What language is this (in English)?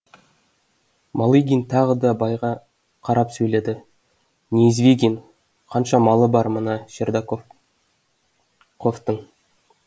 Kazakh